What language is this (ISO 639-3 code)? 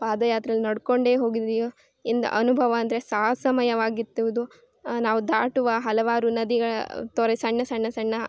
kan